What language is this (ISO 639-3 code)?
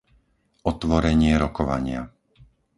slk